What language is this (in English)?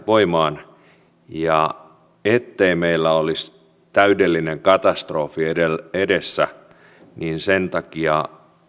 Finnish